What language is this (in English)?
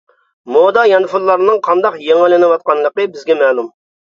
Uyghur